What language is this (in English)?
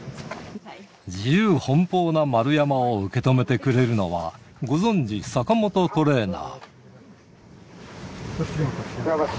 Japanese